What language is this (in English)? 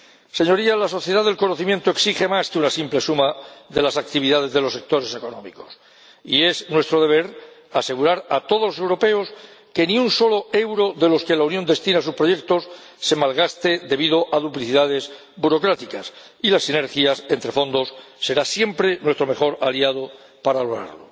Spanish